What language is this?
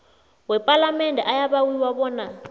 South Ndebele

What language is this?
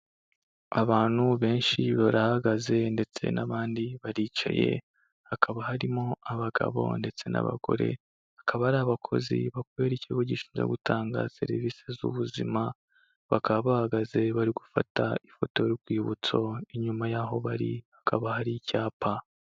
Kinyarwanda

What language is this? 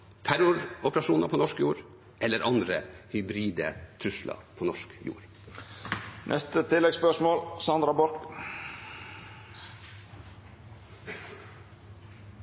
Norwegian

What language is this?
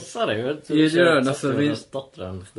Welsh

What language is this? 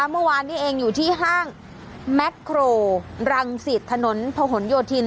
Thai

